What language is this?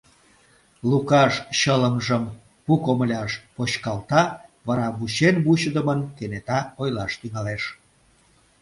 Mari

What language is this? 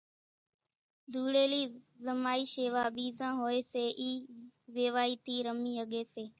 Kachi Koli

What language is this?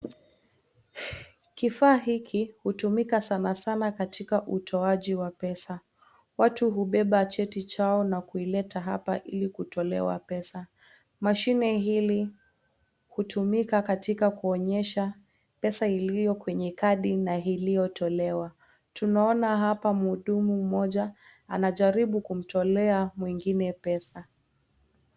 Swahili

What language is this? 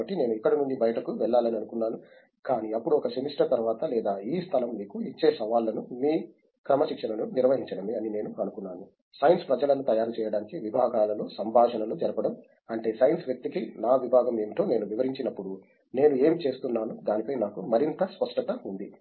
Telugu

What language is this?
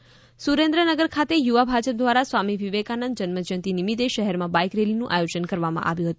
Gujarati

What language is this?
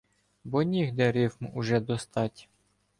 Ukrainian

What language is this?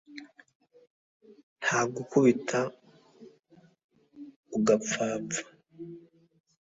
Kinyarwanda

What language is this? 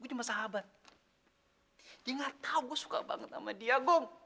Indonesian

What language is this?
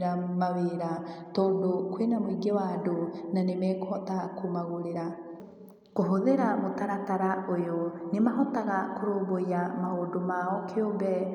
Kikuyu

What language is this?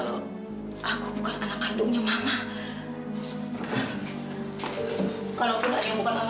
Indonesian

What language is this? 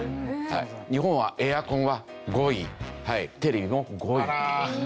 Japanese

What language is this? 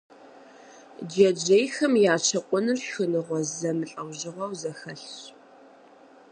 Kabardian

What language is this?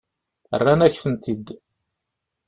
Kabyle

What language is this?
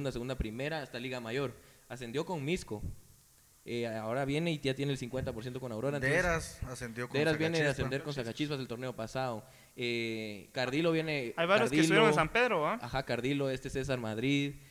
Spanish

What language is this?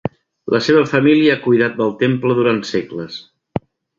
Catalan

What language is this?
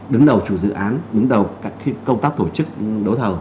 Vietnamese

